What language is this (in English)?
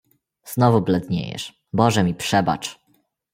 Polish